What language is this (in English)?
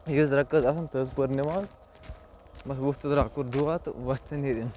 Kashmiri